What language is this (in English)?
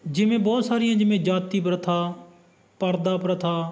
Punjabi